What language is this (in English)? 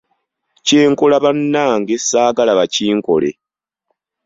Ganda